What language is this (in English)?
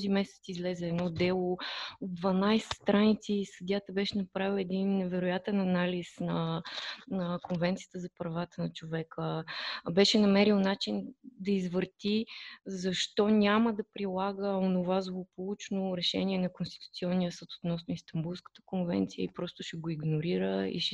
Bulgarian